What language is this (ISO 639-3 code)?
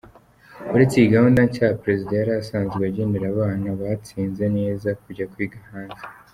kin